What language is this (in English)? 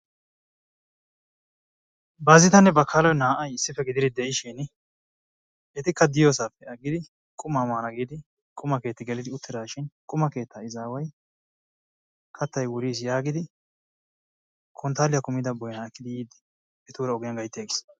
Wolaytta